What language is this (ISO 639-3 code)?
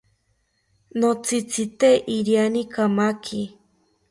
cpy